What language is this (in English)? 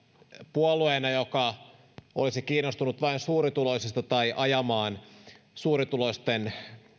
Finnish